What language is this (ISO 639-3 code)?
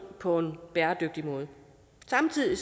dan